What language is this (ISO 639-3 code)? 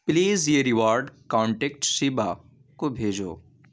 urd